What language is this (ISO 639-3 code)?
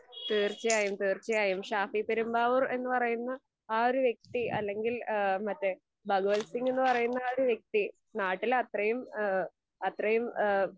mal